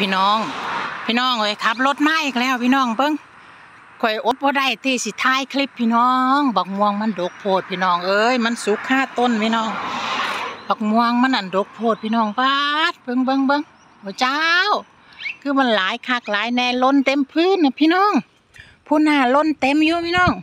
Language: Thai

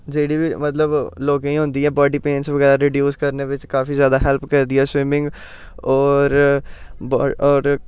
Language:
Dogri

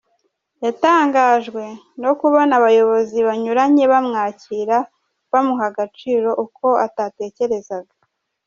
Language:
Kinyarwanda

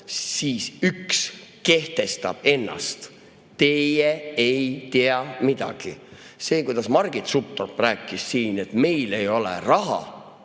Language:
Estonian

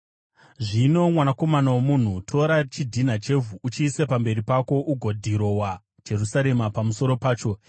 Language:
Shona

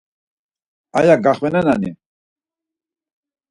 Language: Laz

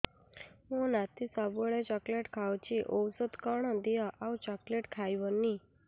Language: Odia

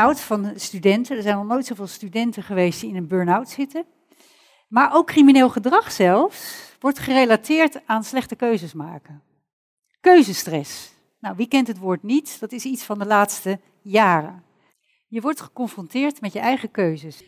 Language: Dutch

